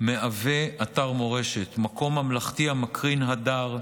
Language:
Hebrew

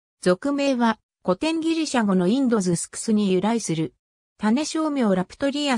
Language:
Japanese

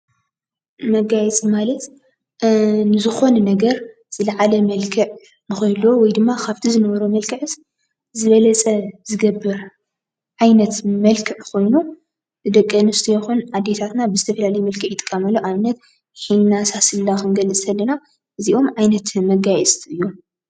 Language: Tigrinya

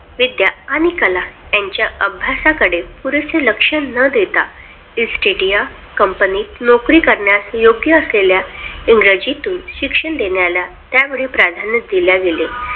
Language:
Marathi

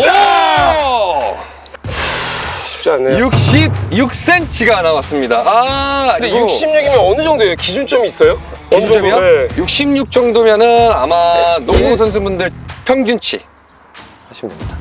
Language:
Korean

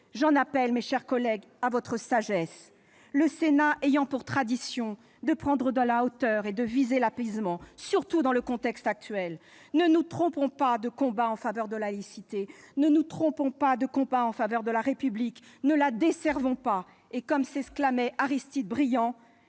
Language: French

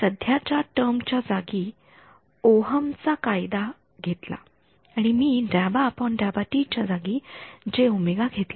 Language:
Marathi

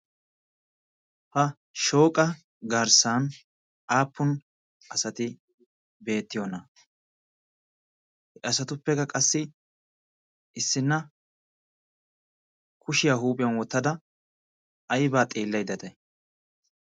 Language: Wolaytta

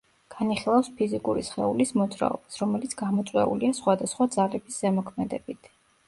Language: Georgian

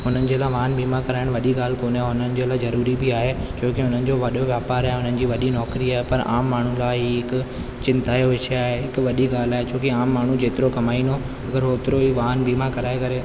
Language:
Sindhi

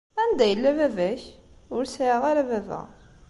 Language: Kabyle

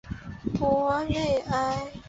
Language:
Chinese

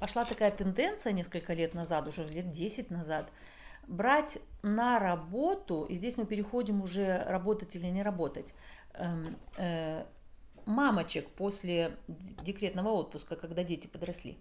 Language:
Russian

